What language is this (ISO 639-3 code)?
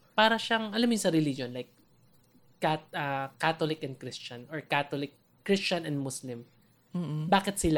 fil